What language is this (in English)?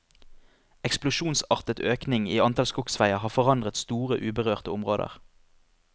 Norwegian